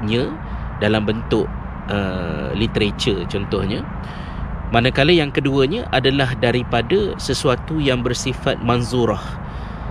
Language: Malay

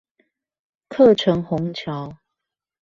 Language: Chinese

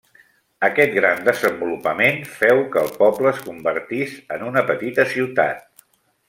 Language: Catalan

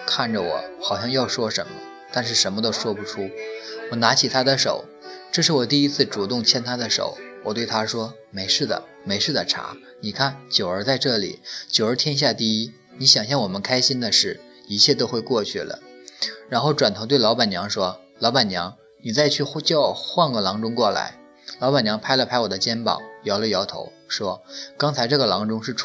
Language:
Chinese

